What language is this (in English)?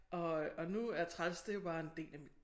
Danish